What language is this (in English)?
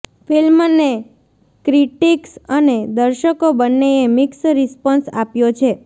Gujarati